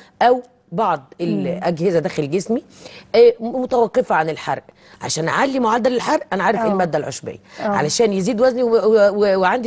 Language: Arabic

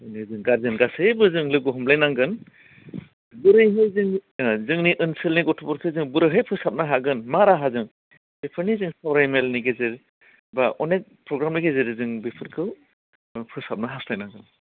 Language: Bodo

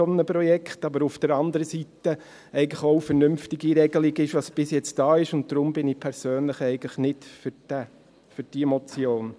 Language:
Swiss German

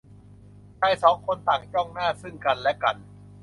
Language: Thai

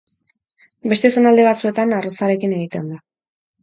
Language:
Basque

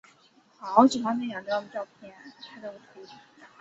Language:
Chinese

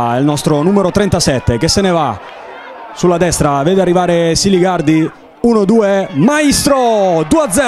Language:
Italian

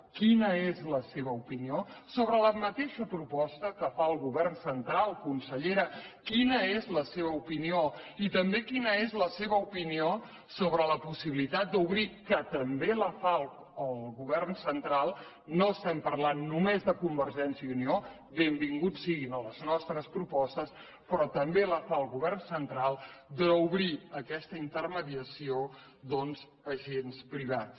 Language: Catalan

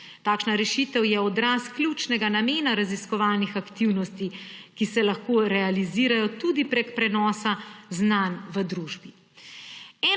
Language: Slovenian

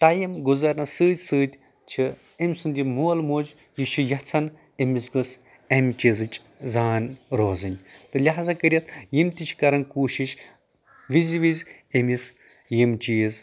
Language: Kashmiri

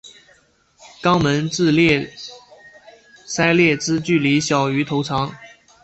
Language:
Chinese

